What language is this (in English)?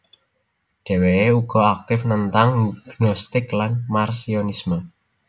Javanese